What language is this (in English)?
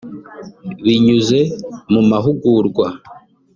Kinyarwanda